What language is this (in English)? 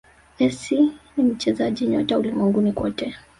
Swahili